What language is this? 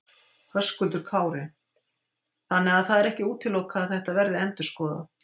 Icelandic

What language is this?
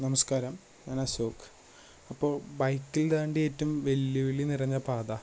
Malayalam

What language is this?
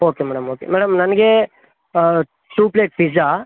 Kannada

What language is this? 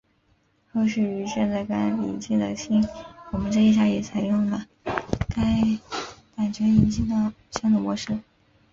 Chinese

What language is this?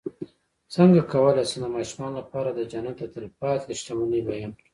Pashto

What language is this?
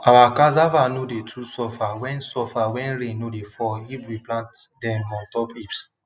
Nigerian Pidgin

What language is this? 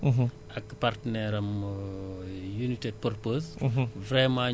Wolof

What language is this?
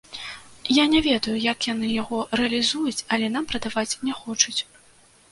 Belarusian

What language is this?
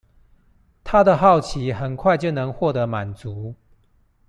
Chinese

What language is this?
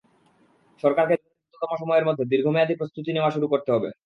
Bangla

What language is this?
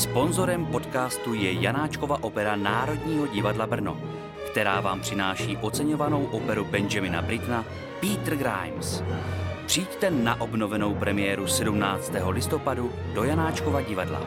Czech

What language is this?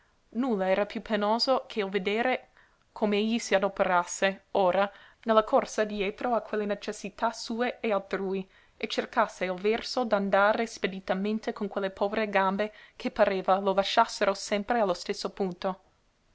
Italian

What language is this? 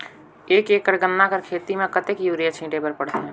Chhattisgarhi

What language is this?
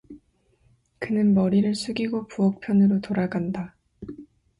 Korean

